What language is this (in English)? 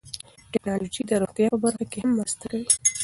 Pashto